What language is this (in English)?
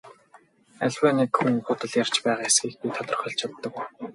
Mongolian